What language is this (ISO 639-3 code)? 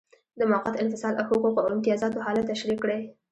pus